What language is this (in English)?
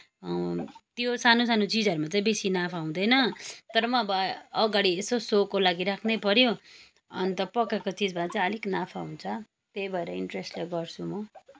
Nepali